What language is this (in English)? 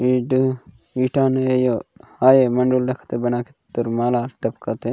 Gondi